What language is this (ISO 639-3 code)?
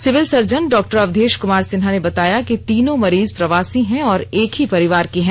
hin